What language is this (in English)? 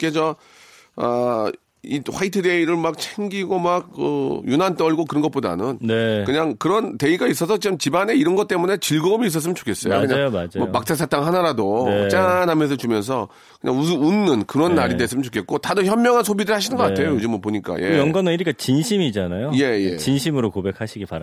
Korean